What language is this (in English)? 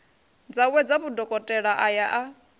Venda